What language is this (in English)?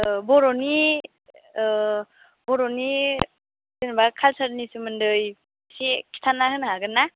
Bodo